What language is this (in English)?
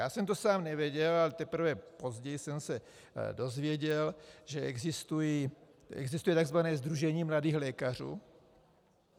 Czech